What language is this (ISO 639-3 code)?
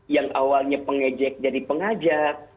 ind